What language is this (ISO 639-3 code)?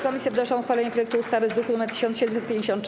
pol